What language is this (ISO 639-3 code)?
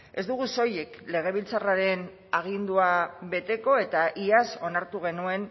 eus